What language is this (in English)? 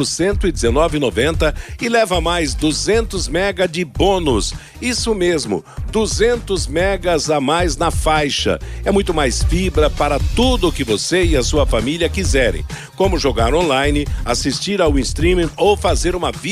Portuguese